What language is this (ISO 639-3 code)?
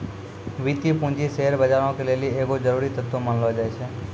mai